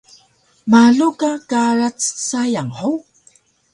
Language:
Taroko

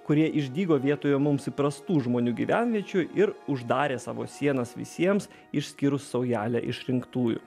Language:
Lithuanian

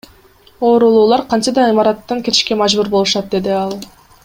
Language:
Kyrgyz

